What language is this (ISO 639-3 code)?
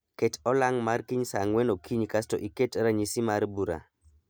luo